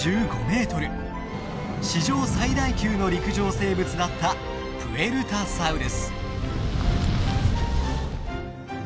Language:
Japanese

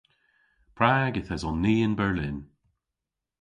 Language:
Cornish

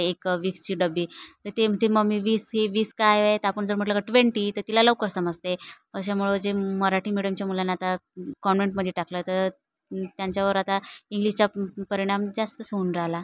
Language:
Marathi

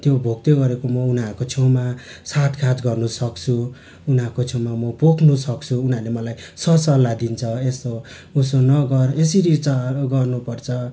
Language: Nepali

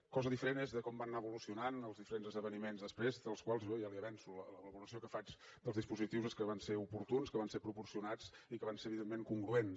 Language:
Catalan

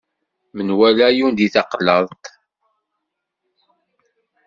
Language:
Kabyle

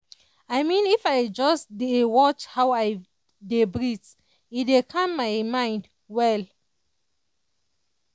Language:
Nigerian Pidgin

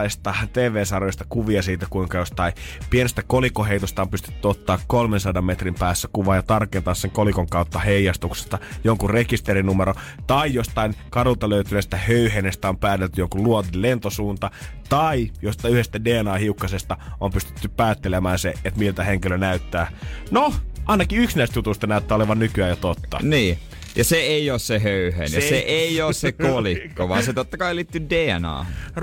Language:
Finnish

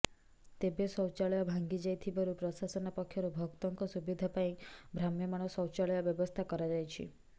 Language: Odia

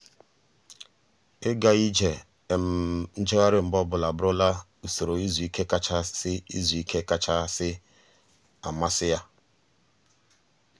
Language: Igbo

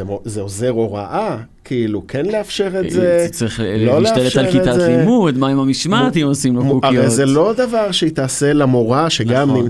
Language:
Hebrew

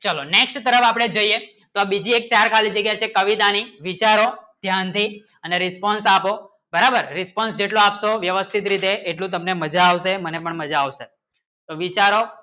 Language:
Gujarati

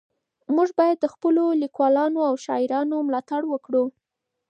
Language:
Pashto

